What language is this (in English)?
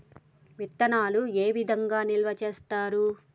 Telugu